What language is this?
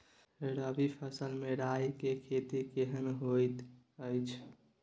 Maithili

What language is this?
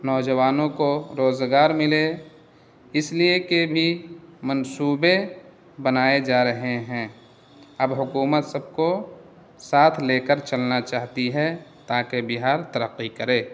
Urdu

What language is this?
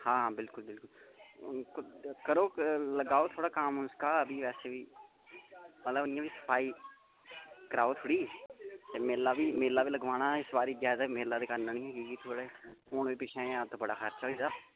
Dogri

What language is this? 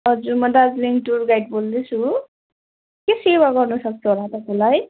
Nepali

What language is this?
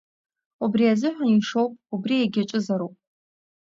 Abkhazian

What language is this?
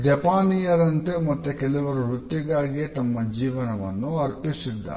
Kannada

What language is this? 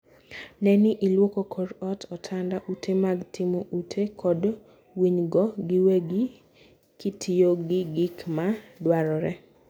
Luo (Kenya and Tanzania)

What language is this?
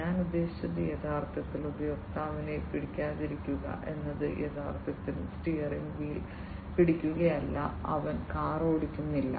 Malayalam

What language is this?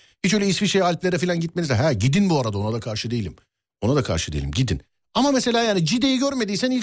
Turkish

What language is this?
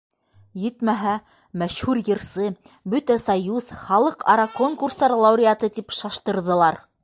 Bashkir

